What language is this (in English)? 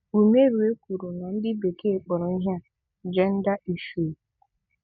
Igbo